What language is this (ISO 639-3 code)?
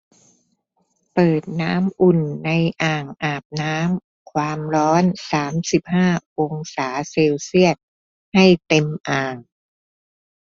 tha